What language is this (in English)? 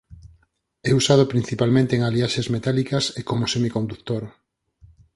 Galician